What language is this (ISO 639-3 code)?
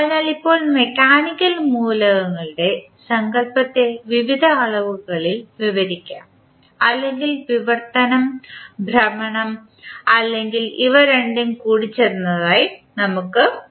mal